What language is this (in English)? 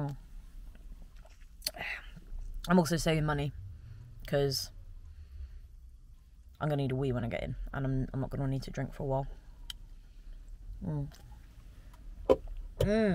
English